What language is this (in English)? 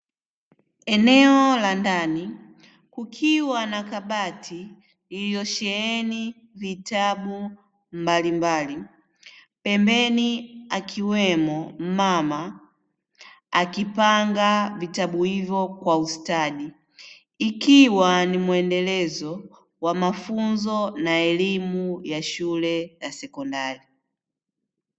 Swahili